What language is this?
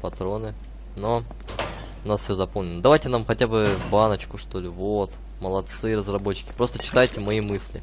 Russian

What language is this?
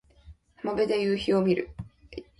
Japanese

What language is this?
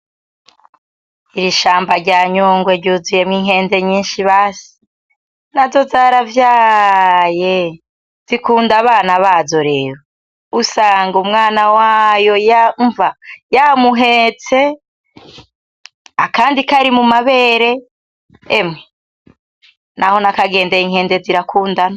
Rundi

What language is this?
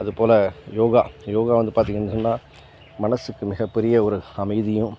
Tamil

